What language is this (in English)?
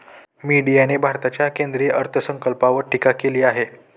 Marathi